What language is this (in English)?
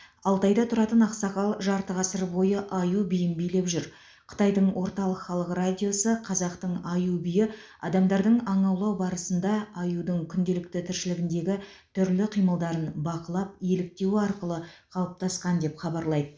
Kazakh